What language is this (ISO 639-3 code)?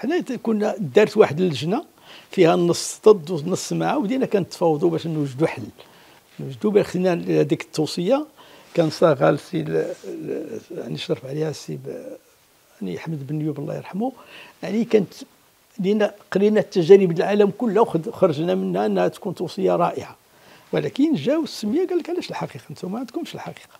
ara